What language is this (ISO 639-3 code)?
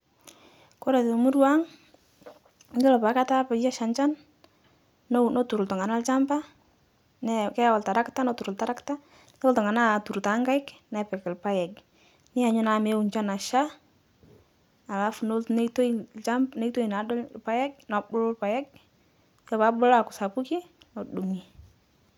mas